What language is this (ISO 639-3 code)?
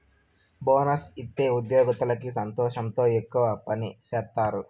tel